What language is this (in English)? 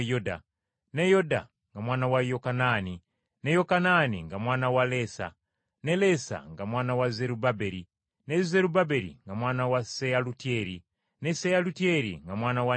Ganda